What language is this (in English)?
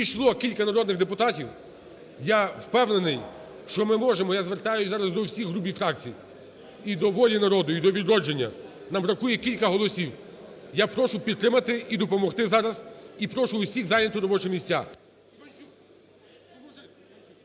Ukrainian